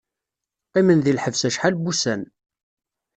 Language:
Kabyle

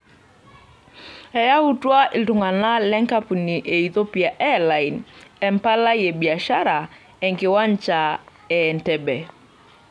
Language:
Masai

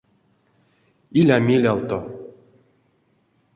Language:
Erzya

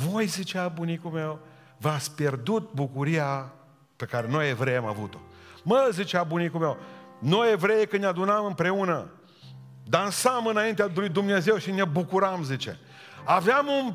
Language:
Romanian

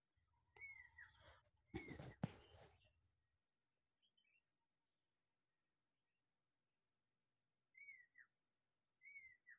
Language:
Masai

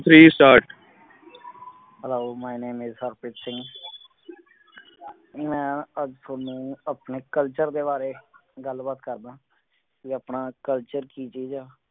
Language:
Punjabi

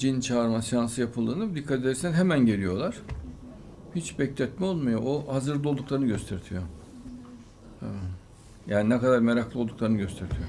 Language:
Turkish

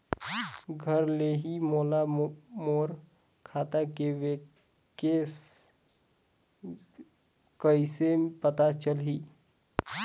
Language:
Chhattisgarhi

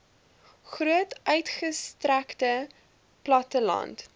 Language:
Afrikaans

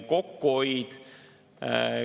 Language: Estonian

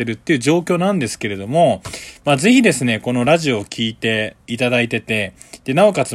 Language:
Japanese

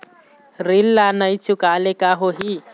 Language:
Chhattisgarhi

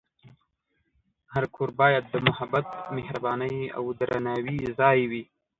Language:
Pashto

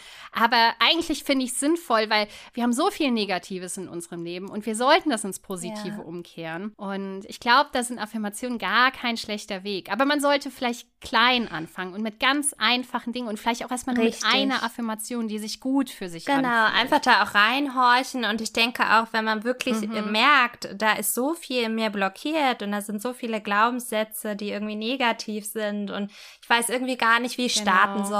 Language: German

